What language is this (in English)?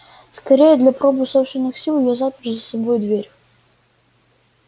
Russian